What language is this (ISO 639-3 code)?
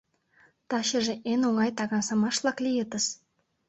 chm